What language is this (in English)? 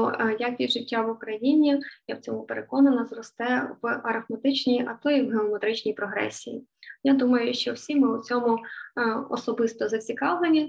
Ukrainian